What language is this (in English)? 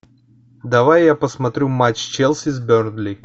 Russian